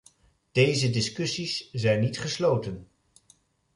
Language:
Dutch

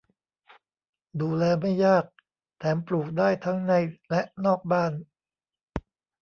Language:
Thai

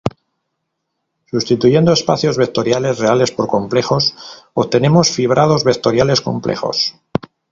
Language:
Spanish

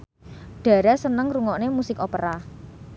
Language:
Javanese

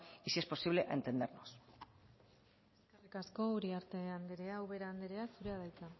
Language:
Basque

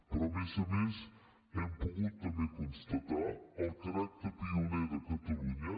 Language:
Catalan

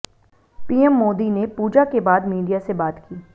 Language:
Hindi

